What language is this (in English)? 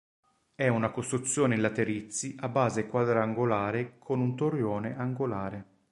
Italian